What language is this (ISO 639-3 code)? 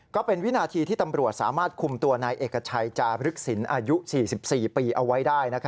tha